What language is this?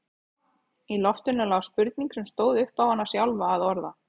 Icelandic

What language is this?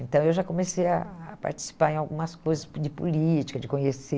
Portuguese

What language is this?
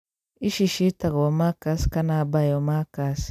Kikuyu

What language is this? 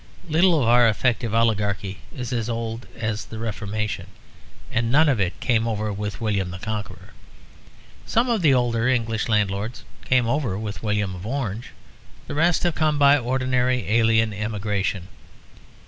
English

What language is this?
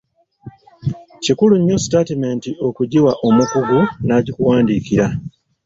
Ganda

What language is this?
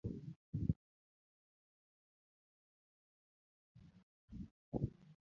Luo (Kenya and Tanzania)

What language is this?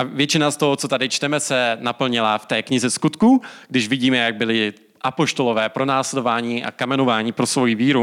Czech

